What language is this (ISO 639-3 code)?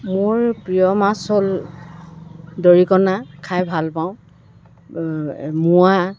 asm